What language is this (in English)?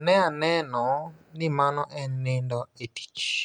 Luo (Kenya and Tanzania)